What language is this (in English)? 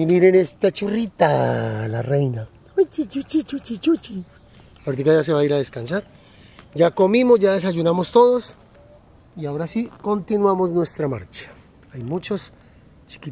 Spanish